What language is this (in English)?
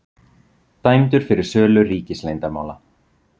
Icelandic